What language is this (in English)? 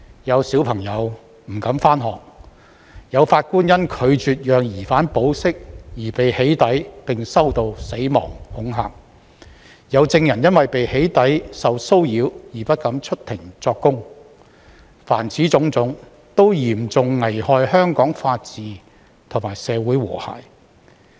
Cantonese